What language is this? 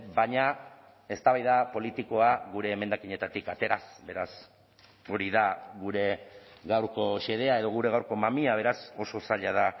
Basque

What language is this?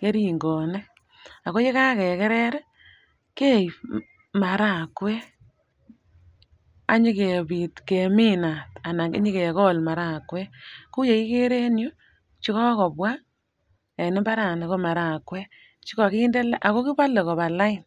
Kalenjin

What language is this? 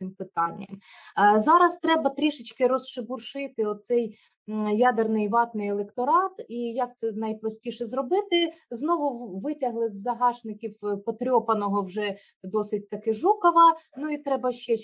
Ukrainian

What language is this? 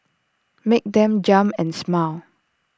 English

